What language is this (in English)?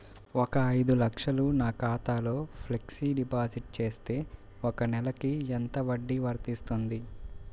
Telugu